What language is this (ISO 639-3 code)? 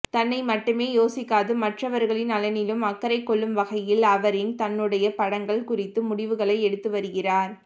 tam